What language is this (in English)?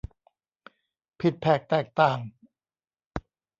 Thai